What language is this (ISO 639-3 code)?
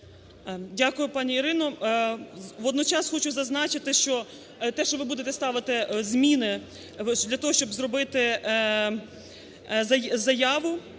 ukr